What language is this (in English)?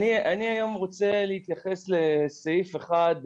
Hebrew